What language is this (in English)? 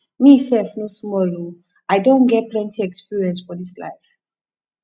Nigerian Pidgin